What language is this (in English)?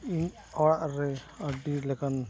Santali